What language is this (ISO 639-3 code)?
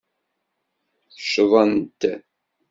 kab